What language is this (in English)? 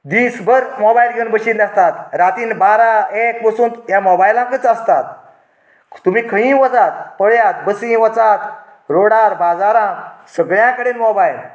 Konkani